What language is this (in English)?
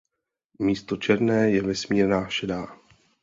Czech